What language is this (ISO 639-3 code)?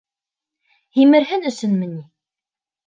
bak